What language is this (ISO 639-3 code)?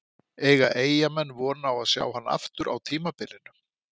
isl